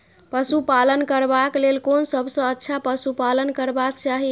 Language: Maithili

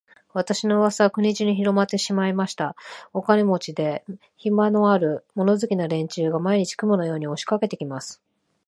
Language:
Japanese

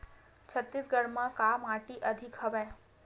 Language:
Chhattisgarhi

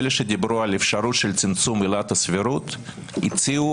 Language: Hebrew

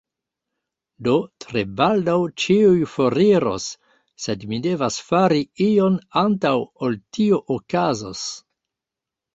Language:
Esperanto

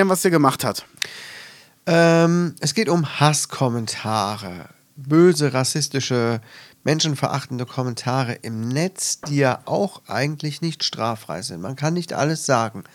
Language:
German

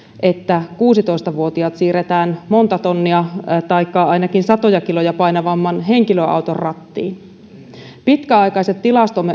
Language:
Finnish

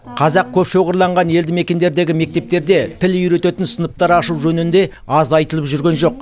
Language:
Kazakh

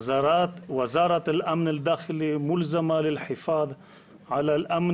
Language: Hebrew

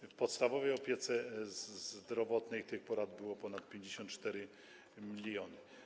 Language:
Polish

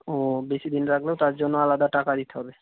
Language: Bangla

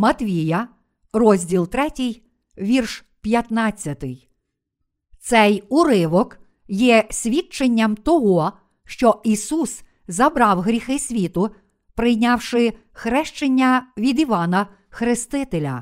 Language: Ukrainian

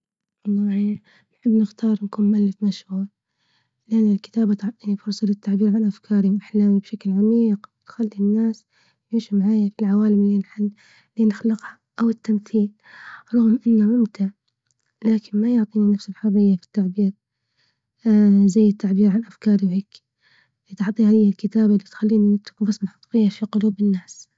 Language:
Libyan Arabic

